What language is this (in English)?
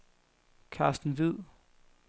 Danish